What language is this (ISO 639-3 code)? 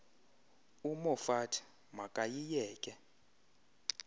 xho